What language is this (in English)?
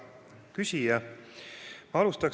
Estonian